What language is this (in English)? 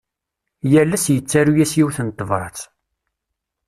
Kabyle